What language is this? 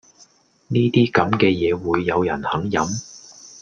Cantonese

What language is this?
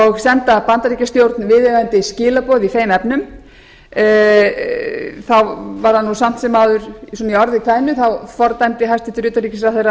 Icelandic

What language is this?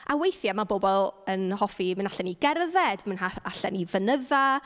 Welsh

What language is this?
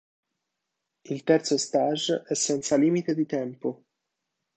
Italian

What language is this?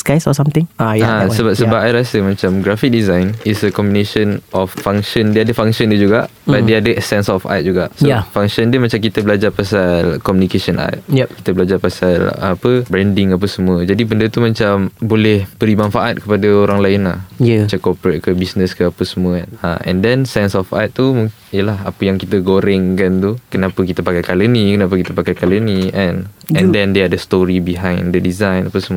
Malay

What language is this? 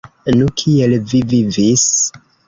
Esperanto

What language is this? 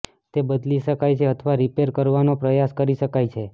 Gujarati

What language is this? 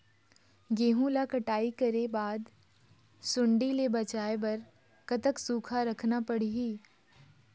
Chhattisgarhi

